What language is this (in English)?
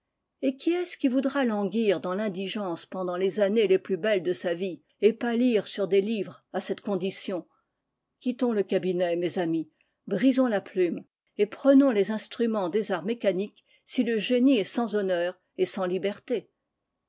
French